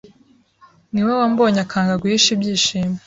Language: Kinyarwanda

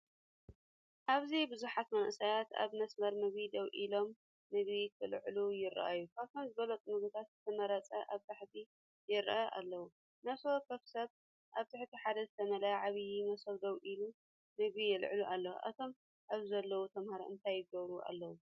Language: Tigrinya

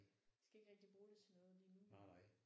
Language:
Danish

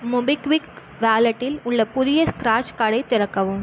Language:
Tamil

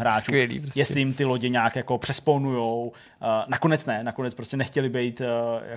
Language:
Czech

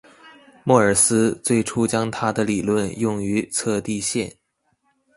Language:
Chinese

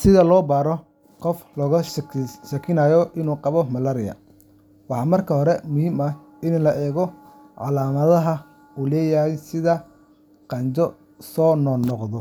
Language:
Somali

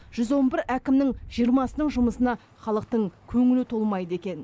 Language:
Kazakh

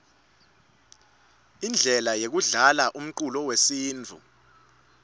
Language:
Swati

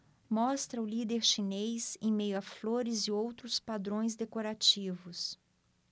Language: Portuguese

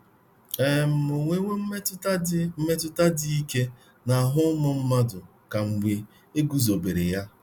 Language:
Igbo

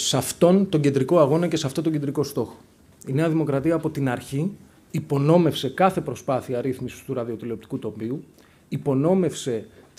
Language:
Greek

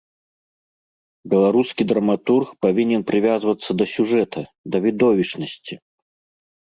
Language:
Belarusian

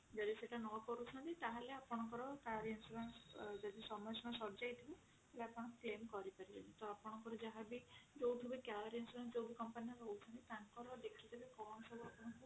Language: Odia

